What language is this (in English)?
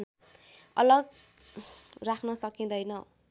Nepali